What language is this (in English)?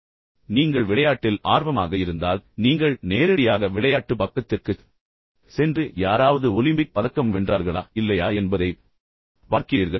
Tamil